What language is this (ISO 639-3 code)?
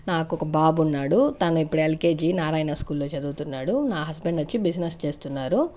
tel